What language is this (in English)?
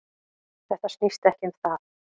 Icelandic